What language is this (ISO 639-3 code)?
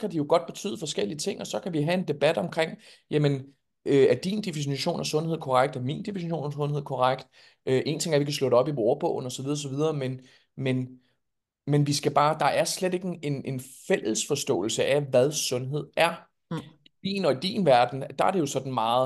dan